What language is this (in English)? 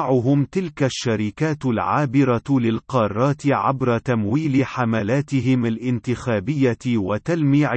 Arabic